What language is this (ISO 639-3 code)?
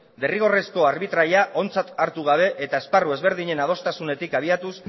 eus